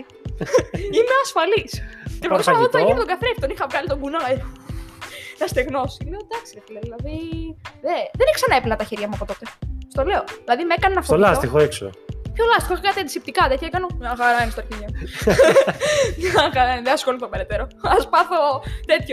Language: Greek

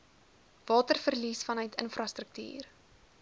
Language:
Afrikaans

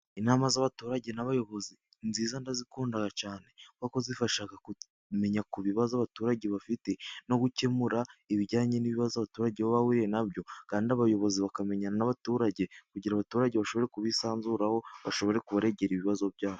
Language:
Kinyarwanda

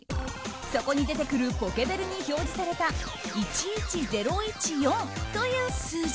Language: Japanese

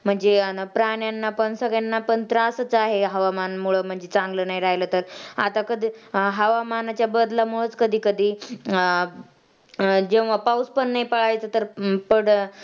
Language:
Marathi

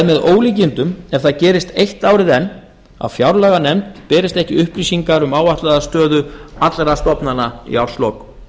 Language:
Icelandic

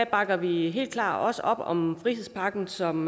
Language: Danish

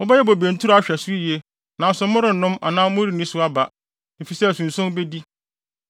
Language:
Akan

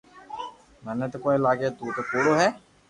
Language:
Loarki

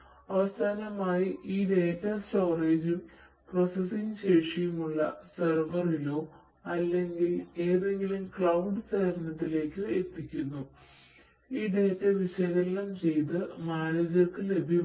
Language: Malayalam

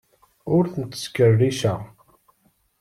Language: Kabyle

